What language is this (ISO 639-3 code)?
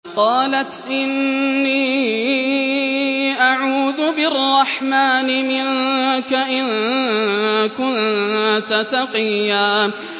ara